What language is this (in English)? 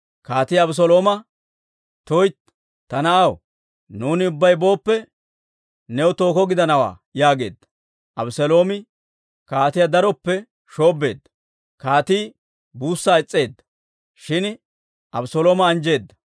Dawro